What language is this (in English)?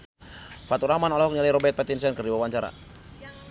Sundanese